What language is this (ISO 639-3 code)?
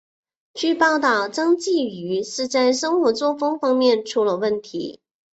zho